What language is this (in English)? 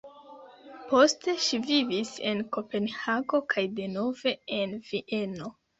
Esperanto